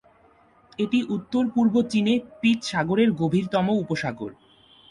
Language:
Bangla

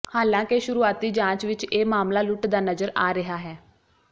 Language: Punjabi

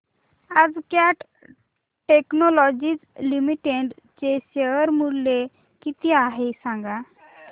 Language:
Marathi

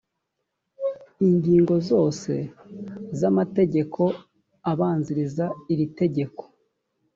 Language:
Kinyarwanda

